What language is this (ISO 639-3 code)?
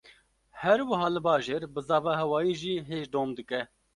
kur